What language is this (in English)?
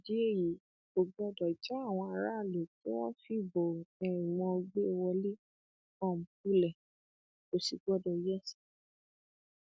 Yoruba